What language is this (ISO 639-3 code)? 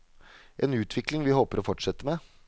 nor